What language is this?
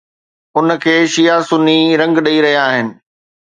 Sindhi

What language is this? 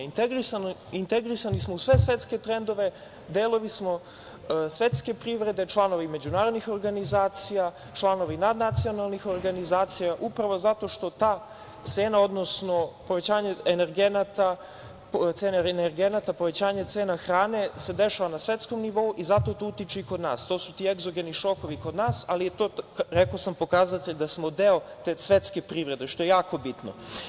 Serbian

